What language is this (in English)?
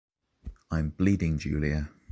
English